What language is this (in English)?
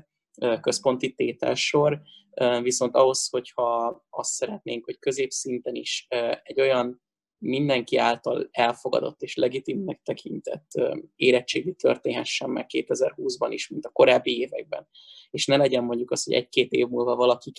Hungarian